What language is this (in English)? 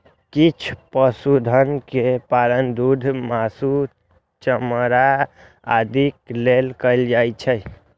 Maithili